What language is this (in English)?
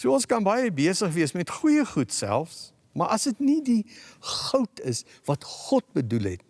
Dutch